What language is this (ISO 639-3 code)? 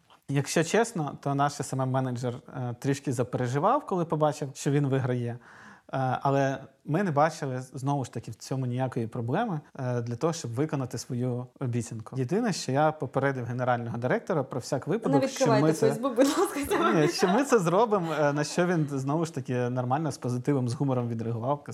ukr